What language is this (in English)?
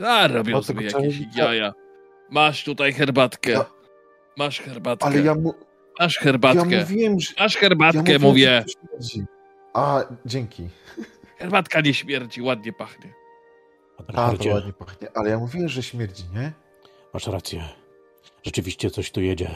Polish